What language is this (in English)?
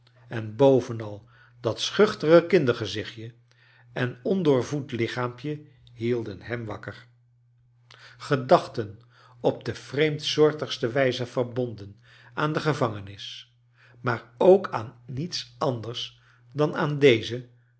Dutch